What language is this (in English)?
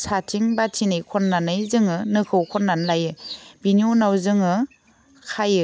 Bodo